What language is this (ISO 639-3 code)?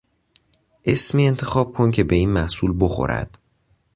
fas